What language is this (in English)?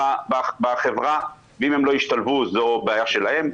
Hebrew